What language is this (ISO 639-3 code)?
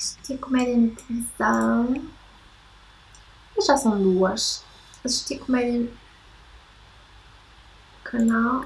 por